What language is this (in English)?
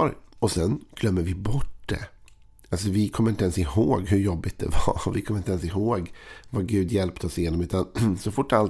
Swedish